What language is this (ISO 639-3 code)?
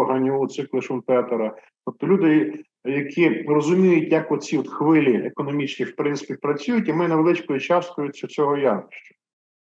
ukr